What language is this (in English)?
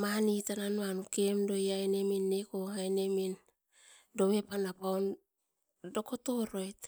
Askopan